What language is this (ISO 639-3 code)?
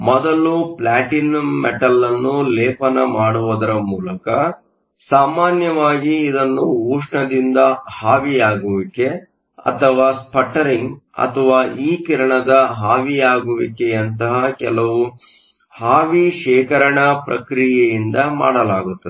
kan